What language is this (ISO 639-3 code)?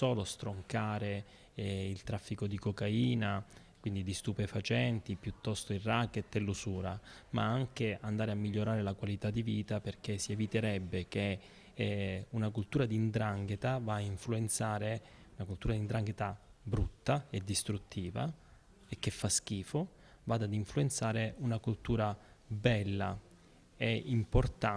ita